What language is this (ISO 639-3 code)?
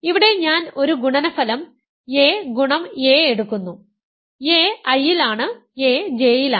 mal